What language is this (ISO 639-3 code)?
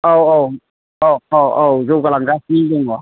brx